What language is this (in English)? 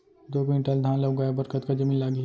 Chhattisgarhi